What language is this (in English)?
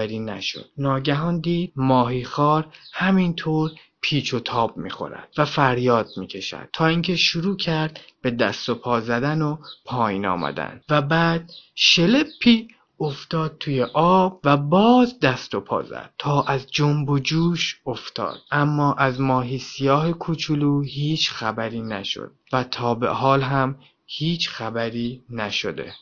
Persian